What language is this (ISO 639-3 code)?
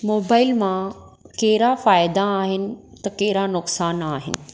snd